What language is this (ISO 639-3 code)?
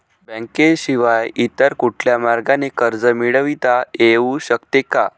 mar